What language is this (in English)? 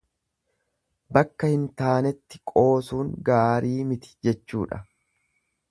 Oromo